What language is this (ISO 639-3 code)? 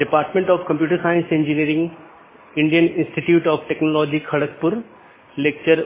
hin